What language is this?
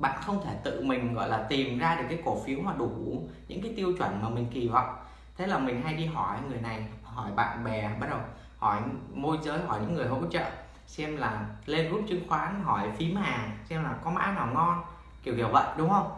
Vietnamese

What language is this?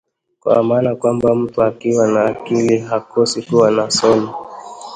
Swahili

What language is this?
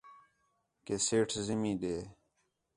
Khetrani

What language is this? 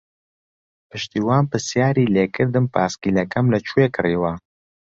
Central Kurdish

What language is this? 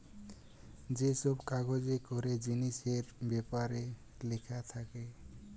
Bangla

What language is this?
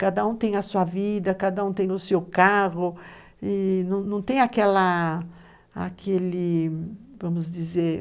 Portuguese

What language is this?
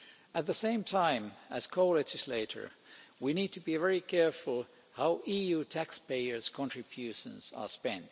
English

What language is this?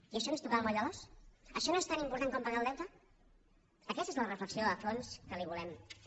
Catalan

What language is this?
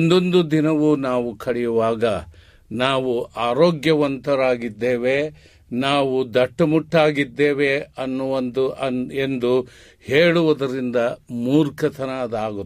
Kannada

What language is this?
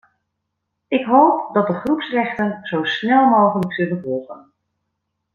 Dutch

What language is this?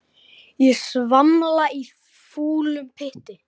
Icelandic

